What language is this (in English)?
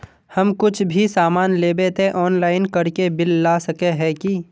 Magahi